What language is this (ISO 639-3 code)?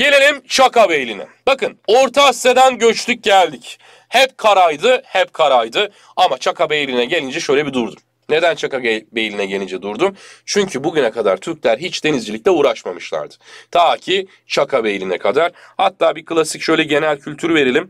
tur